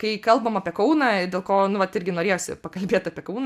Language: Lithuanian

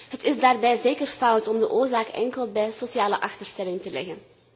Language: Dutch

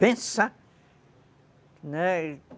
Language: Portuguese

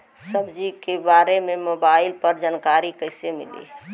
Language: Bhojpuri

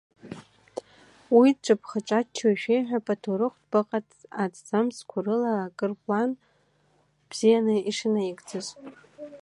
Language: Abkhazian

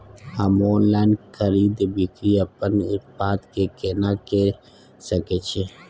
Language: Maithili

